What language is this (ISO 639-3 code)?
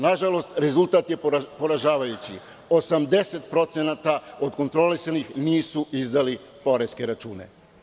srp